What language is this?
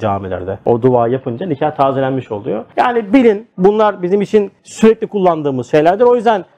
Turkish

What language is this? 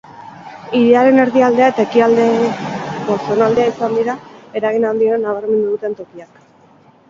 Basque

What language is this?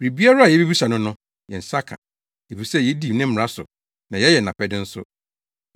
Akan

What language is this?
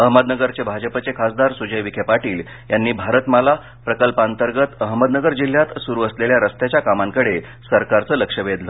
Marathi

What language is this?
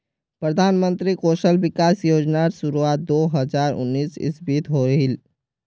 Magahi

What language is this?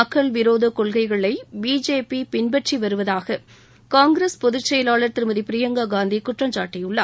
Tamil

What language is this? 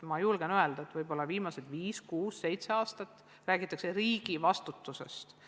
Estonian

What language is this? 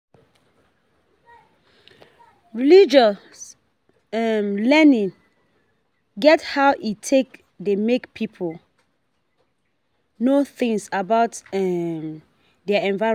Nigerian Pidgin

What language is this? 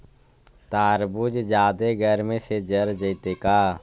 Magahi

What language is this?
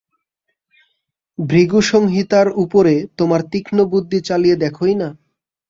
Bangla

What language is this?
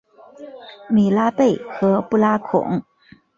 Chinese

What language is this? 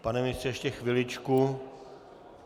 Czech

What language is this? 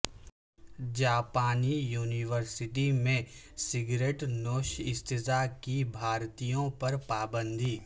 Urdu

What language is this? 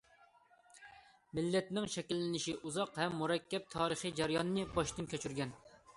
Uyghur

